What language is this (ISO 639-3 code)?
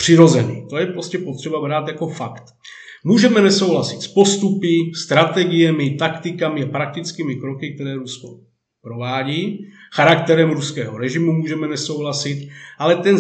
ces